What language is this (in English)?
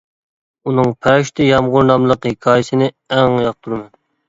Uyghur